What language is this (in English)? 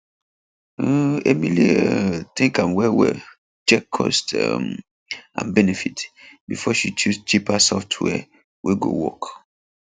Nigerian Pidgin